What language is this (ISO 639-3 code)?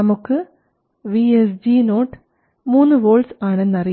mal